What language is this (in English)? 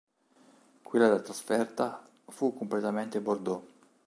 Italian